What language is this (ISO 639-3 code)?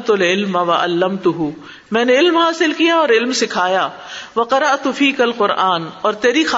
urd